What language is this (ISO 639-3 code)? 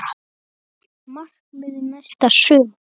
isl